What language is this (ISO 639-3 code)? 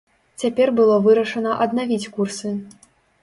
bel